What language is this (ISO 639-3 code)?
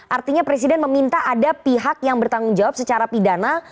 ind